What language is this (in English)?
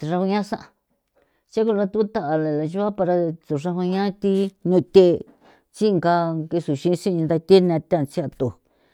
San Felipe Otlaltepec Popoloca